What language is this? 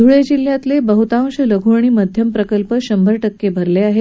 Marathi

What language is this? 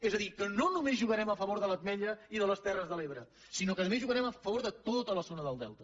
Catalan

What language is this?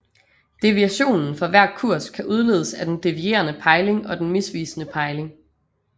Danish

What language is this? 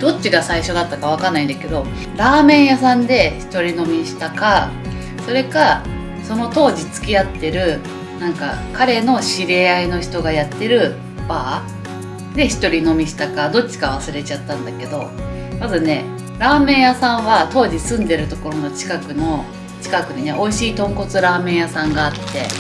Japanese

